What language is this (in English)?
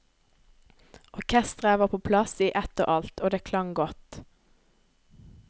Norwegian